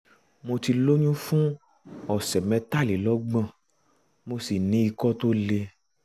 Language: Yoruba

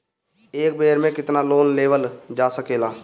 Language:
Bhojpuri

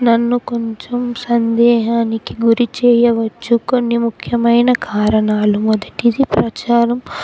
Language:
Telugu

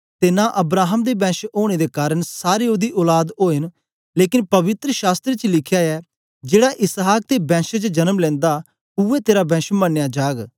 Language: Dogri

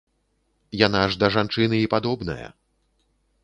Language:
Belarusian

